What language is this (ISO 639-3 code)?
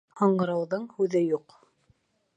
bak